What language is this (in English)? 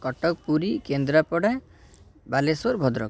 Odia